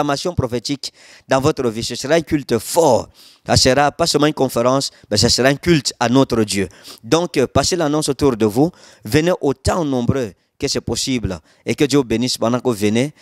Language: French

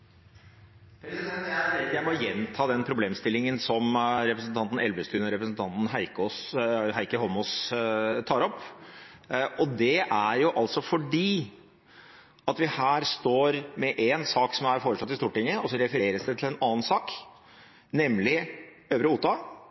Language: Norwegian Bokmål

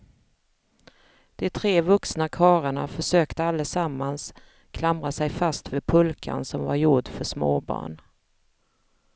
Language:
Swedish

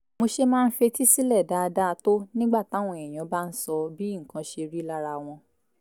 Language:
Yoruba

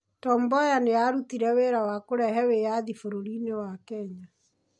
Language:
Kikuyu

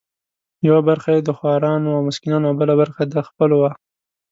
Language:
Pashto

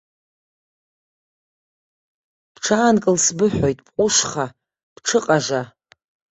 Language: Abkhazian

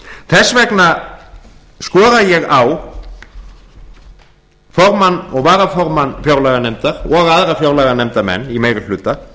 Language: Icelandic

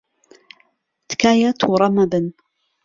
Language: Central Kurdish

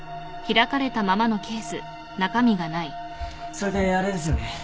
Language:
Japanese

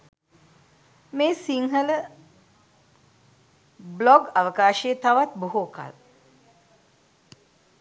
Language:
Sinhala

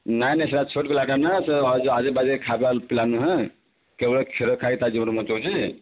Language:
Odia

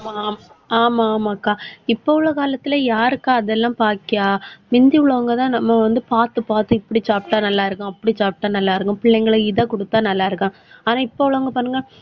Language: Tamil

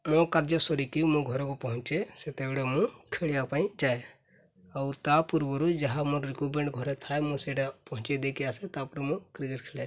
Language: Odia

